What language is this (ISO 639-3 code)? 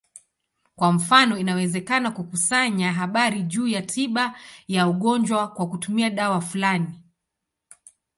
swa